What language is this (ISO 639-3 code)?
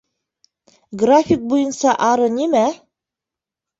bak